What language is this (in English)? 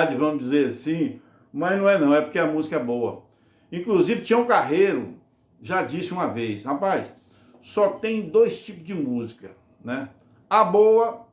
Portuguese